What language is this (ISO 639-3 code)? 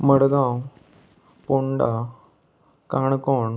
kok